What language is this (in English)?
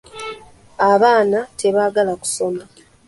Ganda